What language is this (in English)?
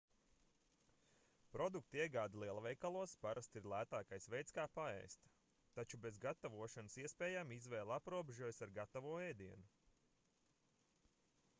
Latvian